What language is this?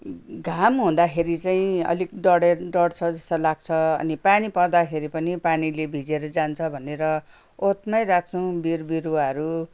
Nepali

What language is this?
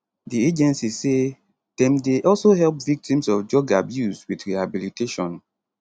Nigerian Pidgin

